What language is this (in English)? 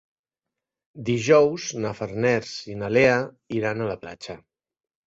Catalan